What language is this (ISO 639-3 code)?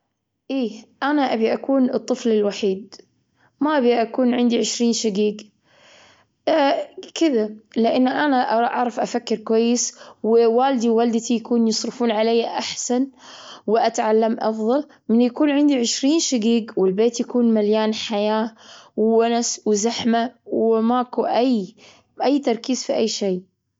afb